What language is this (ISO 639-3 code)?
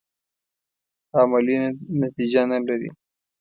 pus